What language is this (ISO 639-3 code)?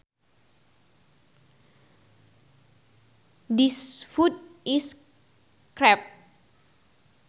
sun